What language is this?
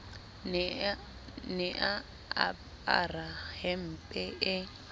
Southern Sotho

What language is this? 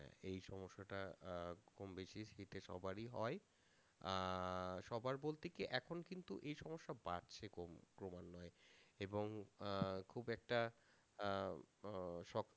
Bangla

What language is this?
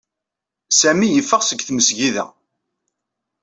Kabyle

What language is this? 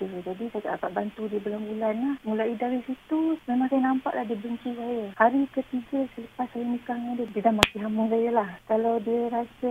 Malay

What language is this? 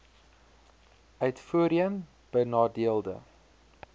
Afrikaans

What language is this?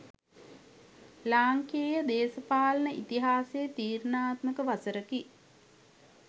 Sinhala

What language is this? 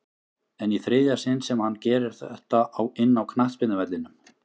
Icelandic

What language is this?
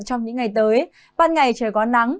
Vietnamese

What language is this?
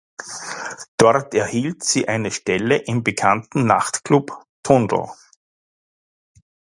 German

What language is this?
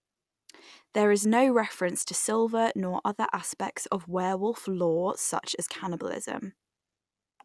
English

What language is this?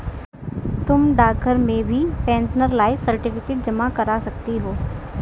Hindi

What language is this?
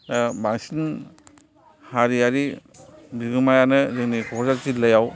Bodo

